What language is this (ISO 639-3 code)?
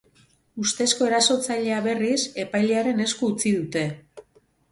eus